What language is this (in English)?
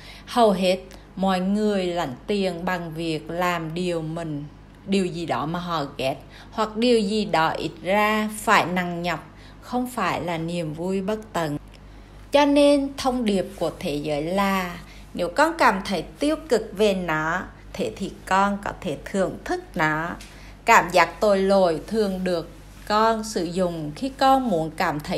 Vietnamese